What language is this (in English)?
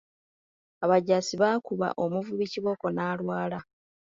Ganda